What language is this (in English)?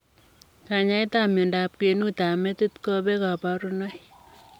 Kalenjin